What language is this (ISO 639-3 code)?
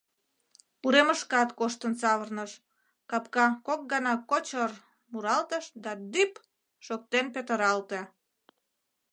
chm